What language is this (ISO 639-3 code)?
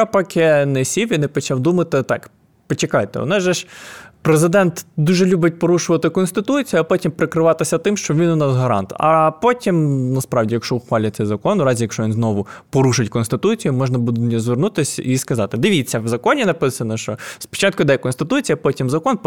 ukr